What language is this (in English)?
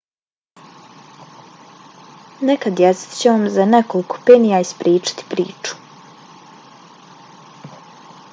Bosnian